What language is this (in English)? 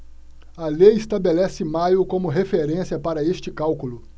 Portuguese